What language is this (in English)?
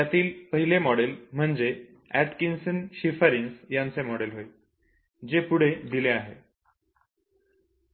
Marathi